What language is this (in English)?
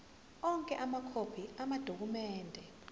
Zulu